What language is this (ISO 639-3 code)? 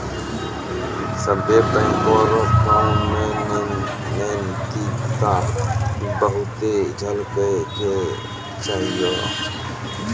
mai